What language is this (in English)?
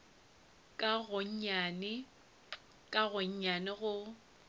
Northern Sotho